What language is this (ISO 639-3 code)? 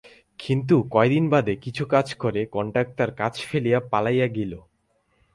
ben